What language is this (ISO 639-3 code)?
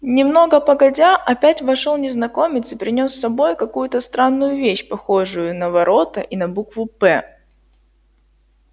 rus